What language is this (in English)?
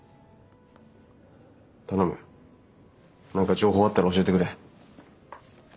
Japanese